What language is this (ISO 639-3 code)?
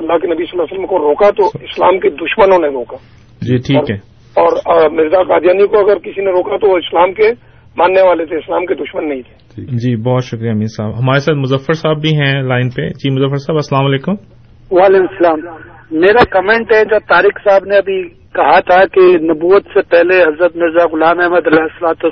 urd